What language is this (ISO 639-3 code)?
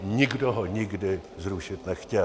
ces